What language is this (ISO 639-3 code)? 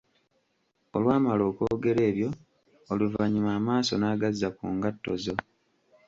lug